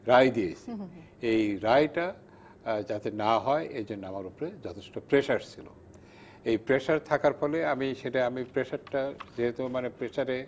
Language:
Bangla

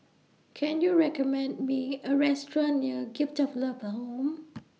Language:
English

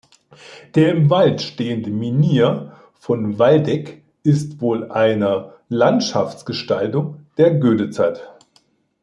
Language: German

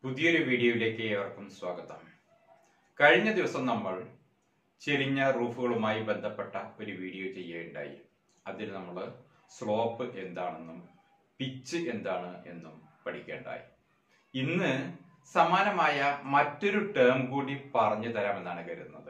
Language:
Turkish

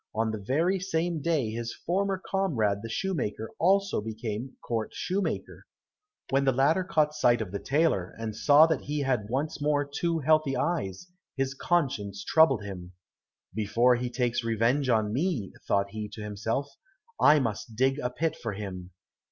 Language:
English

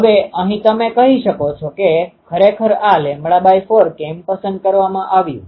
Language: Gujarati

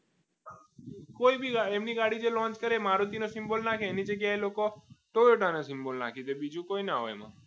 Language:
Gujarati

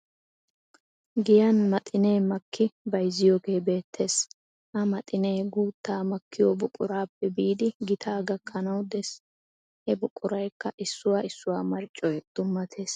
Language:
Wolaytta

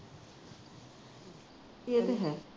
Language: Punjabi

